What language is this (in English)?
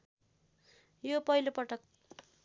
Nepali